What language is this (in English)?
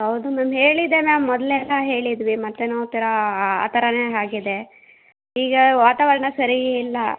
Kannada